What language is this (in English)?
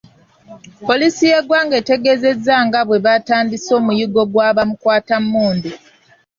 Ganda